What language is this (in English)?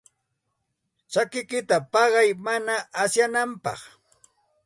Santa Ana de Tusi Pasco Quechua